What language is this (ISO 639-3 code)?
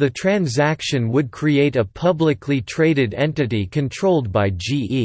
eng